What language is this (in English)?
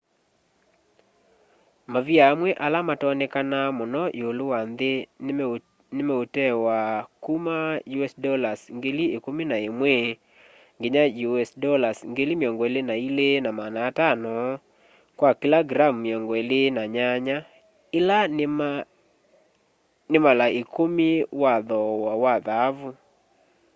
Kamba